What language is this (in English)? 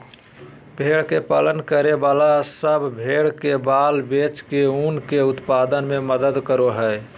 Magahi